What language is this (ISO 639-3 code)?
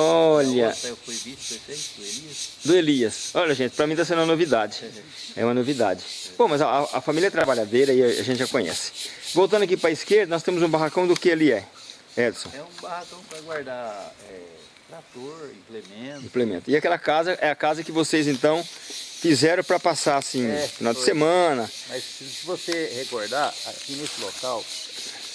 por